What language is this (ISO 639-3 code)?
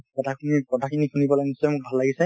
asm